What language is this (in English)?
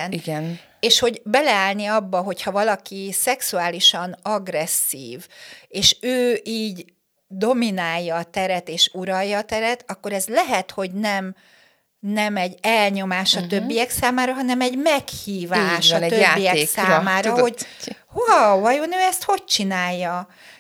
Hungarian